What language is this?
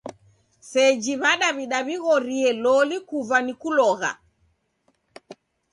Taita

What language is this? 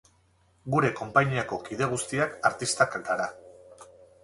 Basque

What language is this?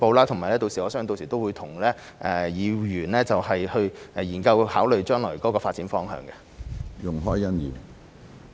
Cantonese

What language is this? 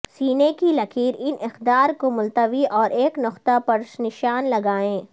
Urdu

